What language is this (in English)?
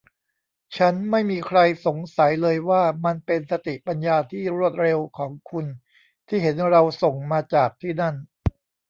Thai